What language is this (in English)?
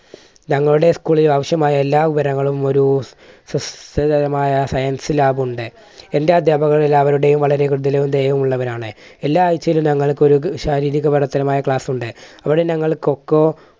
Malayalam